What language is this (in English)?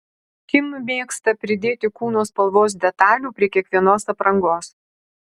Lithuanian